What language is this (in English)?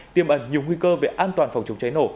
Vietnamese